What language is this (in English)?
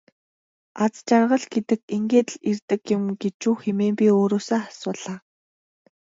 Mongolian